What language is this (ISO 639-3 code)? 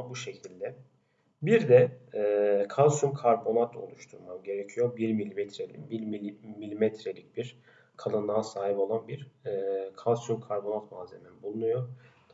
tur